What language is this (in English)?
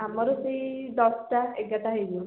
Odia